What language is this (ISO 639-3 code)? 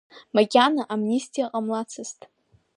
abk